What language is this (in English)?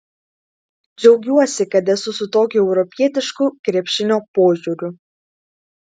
Lithuanian